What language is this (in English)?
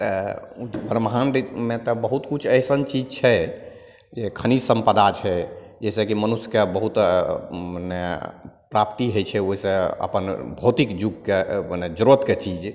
Maithili